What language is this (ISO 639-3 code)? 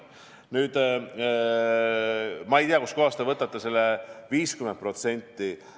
est